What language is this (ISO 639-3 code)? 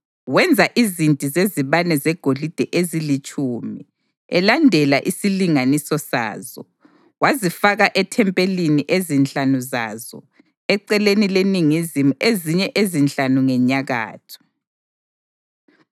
nde